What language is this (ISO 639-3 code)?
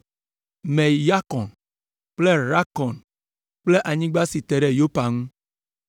ewe